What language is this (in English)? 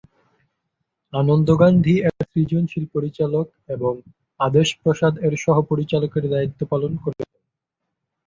Bangla